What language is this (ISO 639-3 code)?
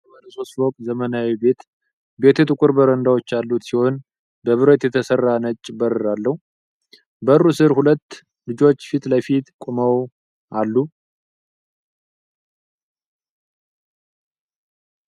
amh